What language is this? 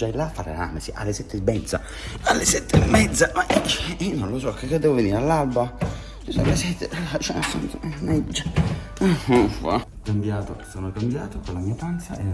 Italian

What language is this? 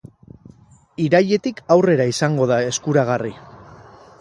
Basque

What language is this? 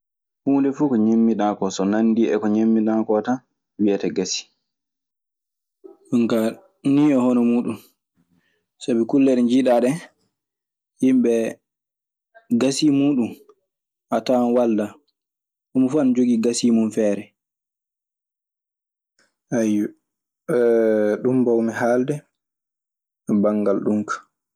Maasina Fulfulde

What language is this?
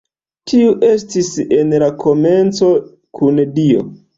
Esperanto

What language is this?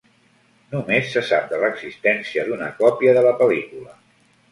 Catalan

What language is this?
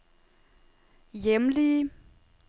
Danish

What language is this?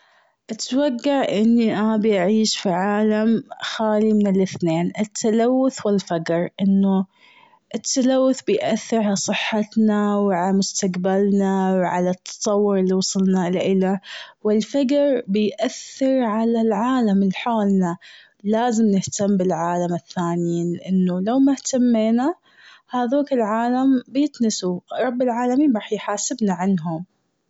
Gulf Arabic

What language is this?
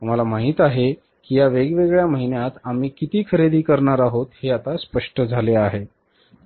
Marathi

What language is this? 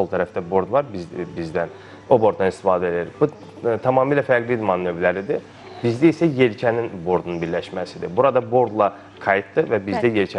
Turkish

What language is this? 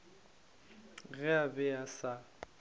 Northern Sotho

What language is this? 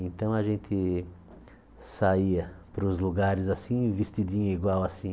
Portuguese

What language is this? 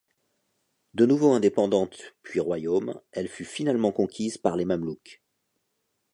French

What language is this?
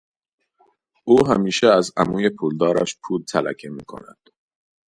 Persian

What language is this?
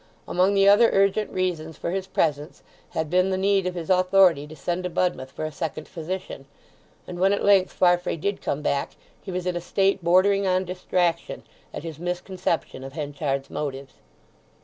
English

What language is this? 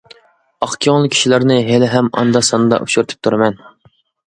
Uyghur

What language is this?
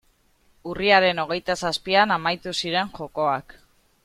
Basque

